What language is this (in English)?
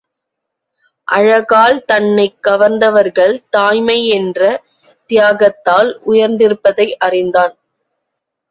Tamil